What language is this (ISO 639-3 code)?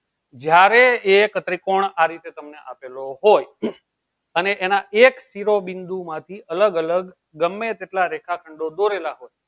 guj